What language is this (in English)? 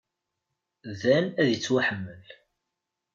Kabyle